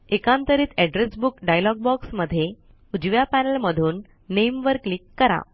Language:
Marathi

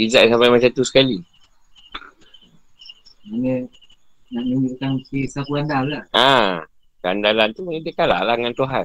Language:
Malay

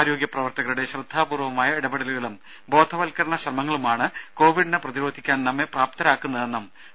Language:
Malayalam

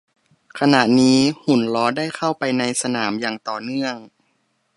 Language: Thai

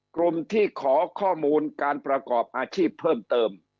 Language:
Thai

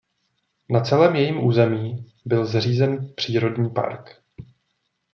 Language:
Czech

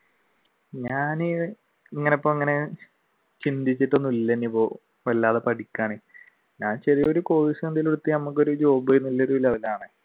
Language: Malayalam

